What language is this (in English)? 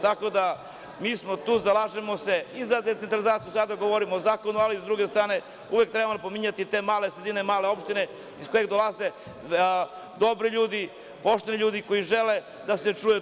Serbian